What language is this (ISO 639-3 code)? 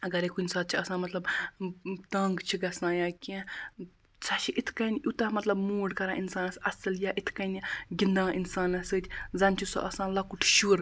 kas